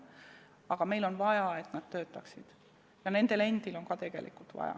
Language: Estonian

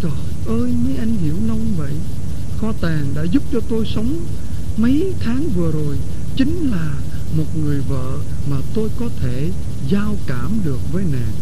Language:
Vietnamese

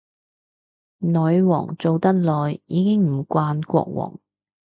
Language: Cantonese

